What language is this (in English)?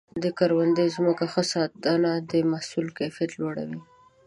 Pashto